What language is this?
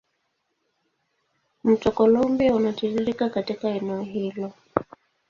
Swahili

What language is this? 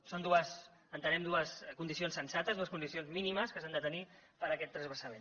Catalan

